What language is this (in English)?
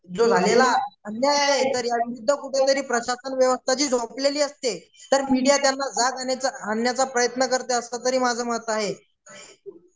Marathi